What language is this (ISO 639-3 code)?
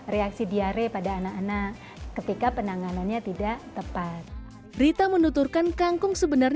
ind